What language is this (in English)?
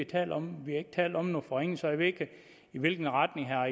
Danish